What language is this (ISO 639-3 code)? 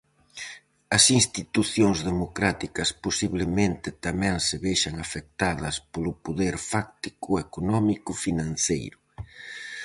glg